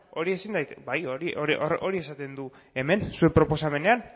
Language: Basque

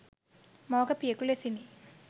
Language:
Sinhala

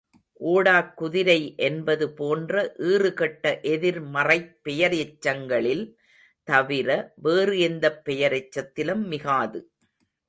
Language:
Tamil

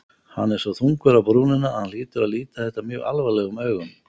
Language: Icelandic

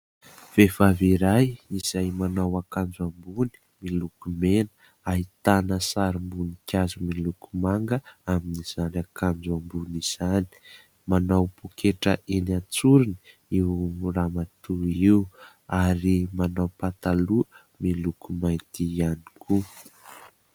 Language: Malagasy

